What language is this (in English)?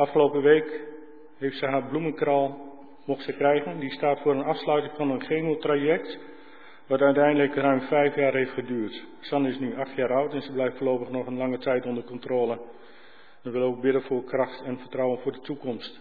Dutch